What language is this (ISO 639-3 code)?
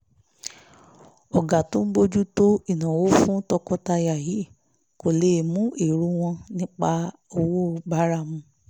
yor